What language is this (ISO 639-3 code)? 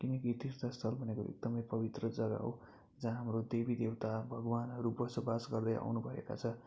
nep